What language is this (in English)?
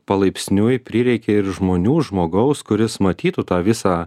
Lithuanian